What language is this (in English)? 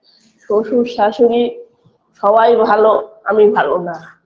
Bangla